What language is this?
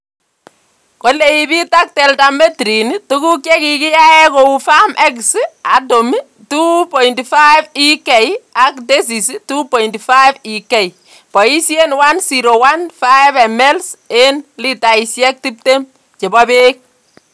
Kalenjin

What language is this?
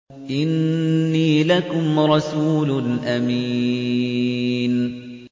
Arabic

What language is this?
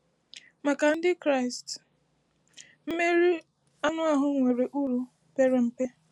Igbo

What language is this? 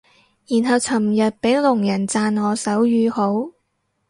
Cantonese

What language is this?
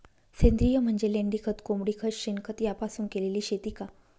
Marathi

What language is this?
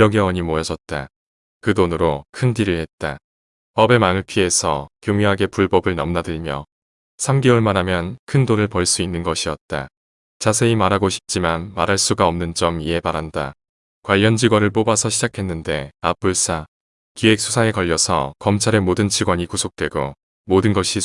Korean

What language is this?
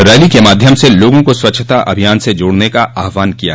Hindi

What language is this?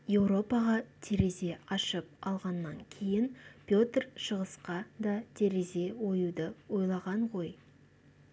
Kazakh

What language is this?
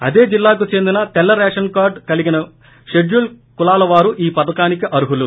Telugu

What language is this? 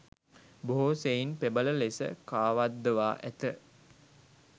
Sinhala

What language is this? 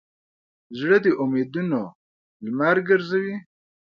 Pashto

